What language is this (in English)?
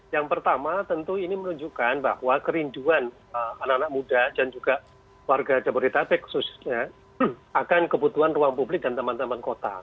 Indonesian